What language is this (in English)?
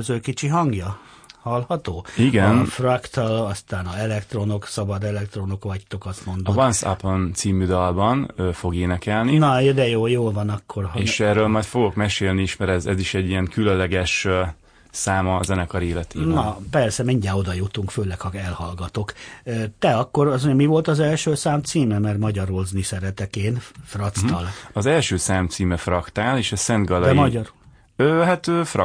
Hungarian